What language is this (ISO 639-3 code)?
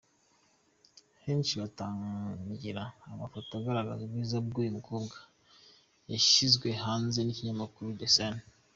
kin